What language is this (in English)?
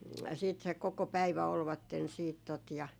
Finnish